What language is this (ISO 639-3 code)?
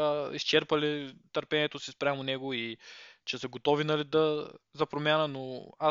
bul